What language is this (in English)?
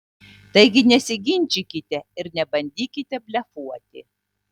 Lithuanian